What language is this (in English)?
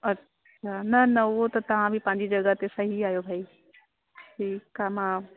Sindhi